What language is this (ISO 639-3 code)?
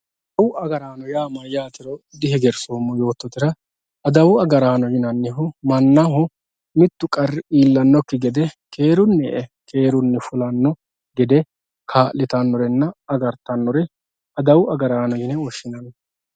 sid